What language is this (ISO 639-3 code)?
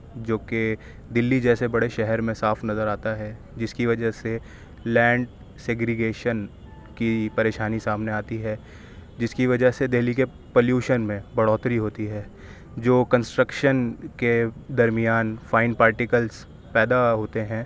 urd